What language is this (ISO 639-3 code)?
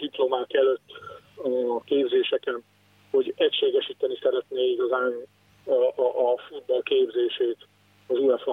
hun